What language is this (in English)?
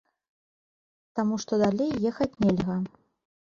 Belarusian